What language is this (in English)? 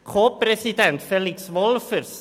Swiss German